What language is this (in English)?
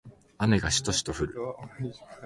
Japanese